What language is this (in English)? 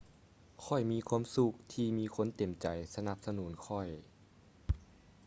Lao